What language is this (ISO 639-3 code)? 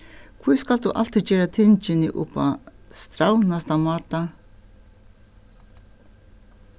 fao